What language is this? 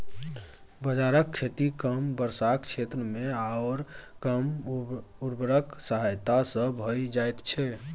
Maithili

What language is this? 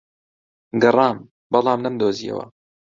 Central Kurdish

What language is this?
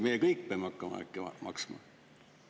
Estonian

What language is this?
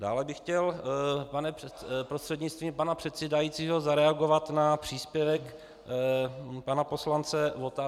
Czech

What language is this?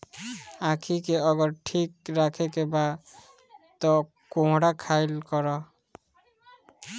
Bhojpuri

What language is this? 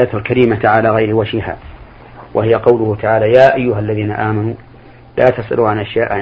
Arabic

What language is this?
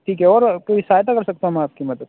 Urdu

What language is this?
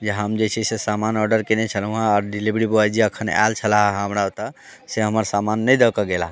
Maithili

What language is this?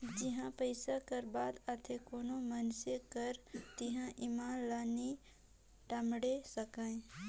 Chhattisgarhi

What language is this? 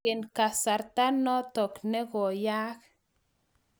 Kalenjin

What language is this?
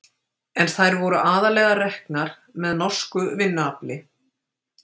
Icelandic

